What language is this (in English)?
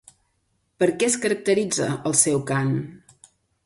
Catalan